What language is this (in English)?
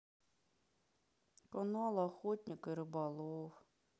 Russian